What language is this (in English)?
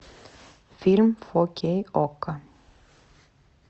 Russian